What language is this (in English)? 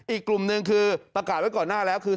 Thai